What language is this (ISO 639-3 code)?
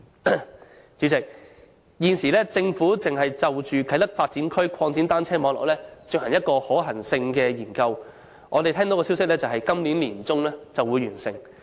yue